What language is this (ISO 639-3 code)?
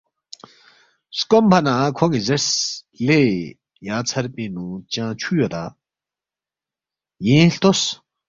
bft